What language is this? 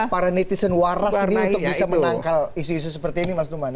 Indonesian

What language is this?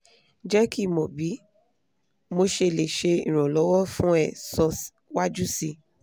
Yoruba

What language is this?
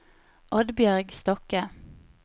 Norwegian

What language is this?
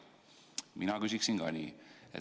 Estonian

